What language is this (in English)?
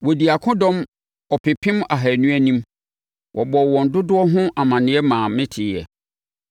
Akan